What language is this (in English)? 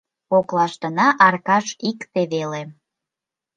Mari